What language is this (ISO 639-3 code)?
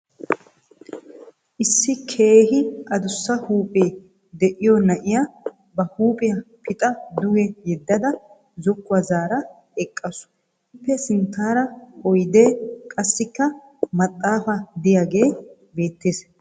wal